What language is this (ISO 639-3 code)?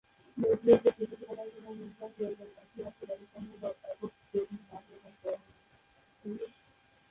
ben